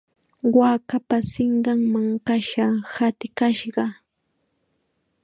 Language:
Chiquián Ancash Quechua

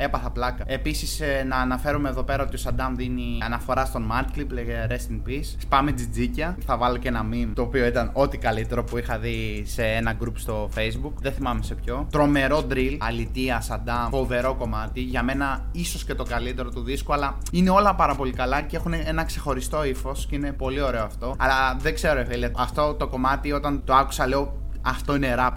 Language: Greek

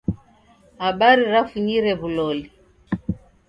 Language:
Taita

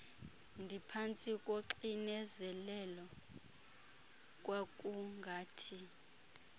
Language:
Xhosa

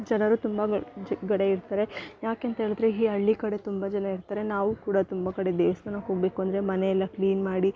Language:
Kannada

